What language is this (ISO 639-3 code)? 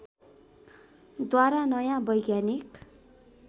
nep